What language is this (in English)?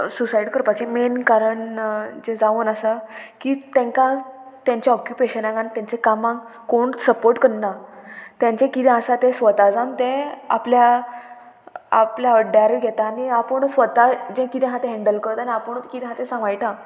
Konkani